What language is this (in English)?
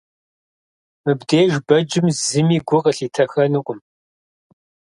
Kabardian